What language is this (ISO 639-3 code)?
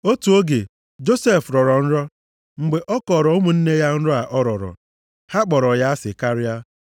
ibo